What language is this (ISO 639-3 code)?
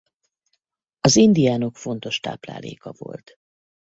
hun